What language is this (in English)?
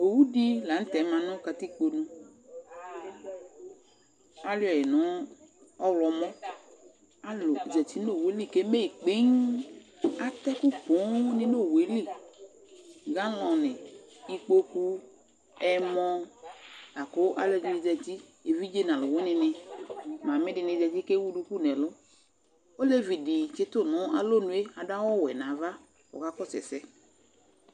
Ikposo